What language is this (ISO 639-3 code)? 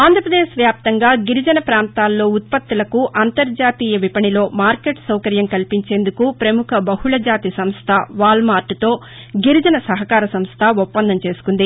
tel